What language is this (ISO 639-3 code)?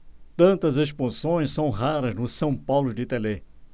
por